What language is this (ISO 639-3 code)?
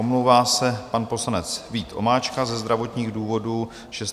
ces